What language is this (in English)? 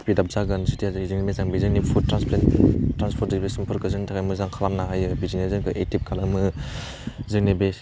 Bodo